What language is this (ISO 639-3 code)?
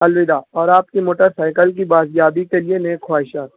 urd